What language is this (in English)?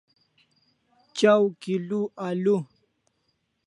Kalasha